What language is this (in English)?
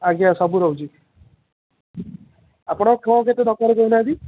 Odia